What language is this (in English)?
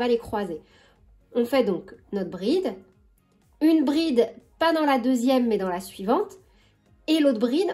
French